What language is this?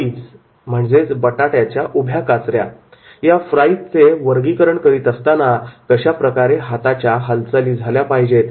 Marathi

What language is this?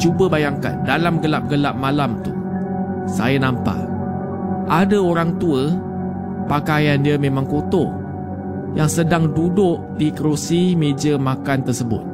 Malay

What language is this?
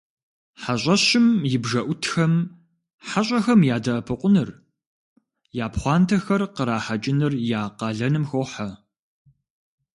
Kabardian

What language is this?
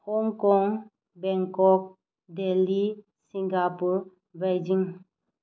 Manipuri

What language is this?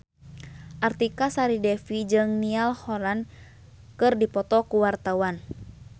Sundanese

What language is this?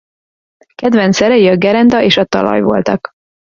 Hungarian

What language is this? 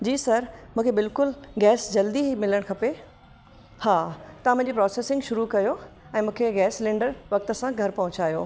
Sindhi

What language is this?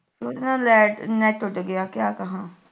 Punjabi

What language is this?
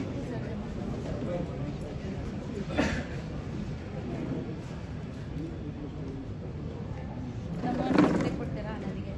Kannada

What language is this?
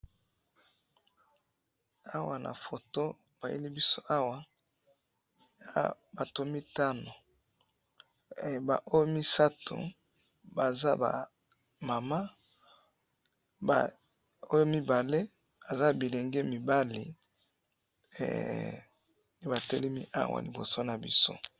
Lingala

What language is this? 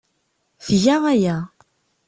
Kabyle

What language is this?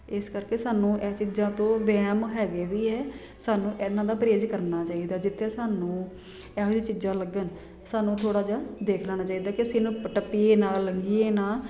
Punjabi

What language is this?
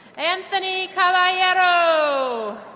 English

